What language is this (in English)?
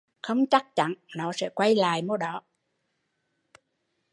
Vietnamese